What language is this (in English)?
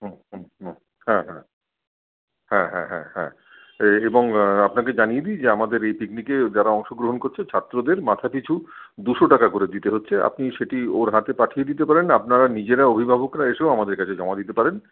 Bangla